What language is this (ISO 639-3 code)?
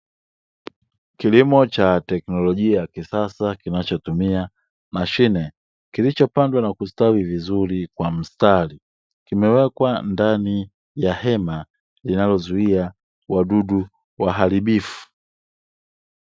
swa